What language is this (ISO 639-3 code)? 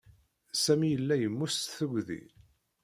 kab